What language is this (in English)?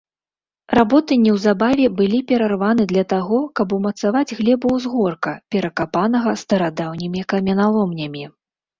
Belarusian